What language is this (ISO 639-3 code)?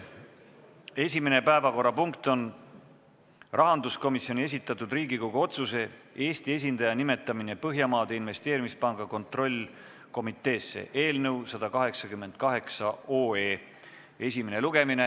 est